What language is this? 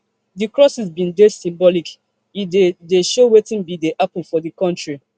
Nigerian Pidgin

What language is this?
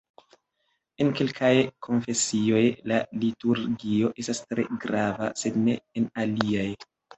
Esperanto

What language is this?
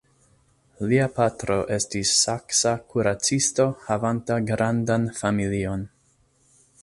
Esperanto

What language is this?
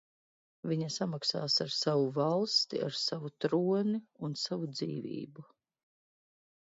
Latvian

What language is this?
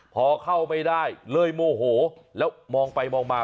Thai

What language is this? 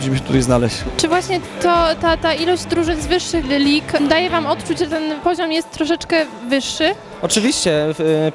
Polish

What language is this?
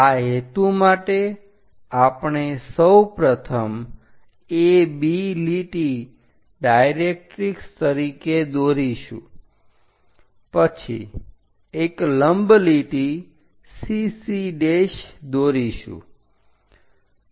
Gujarati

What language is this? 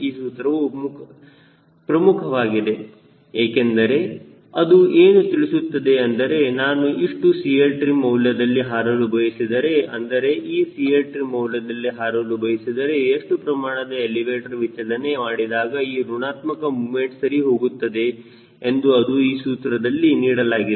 Kannada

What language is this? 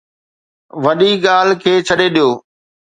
Sindhi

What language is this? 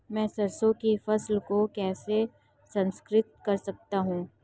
Hindi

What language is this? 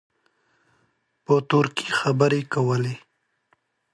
Pashto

